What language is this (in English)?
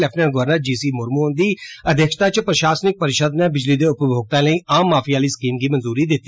Dogri